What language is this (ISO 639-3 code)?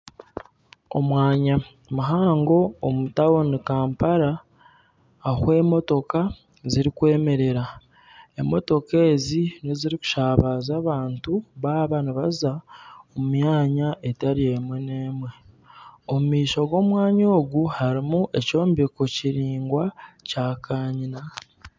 nyn